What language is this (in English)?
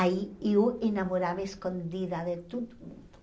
Portuguese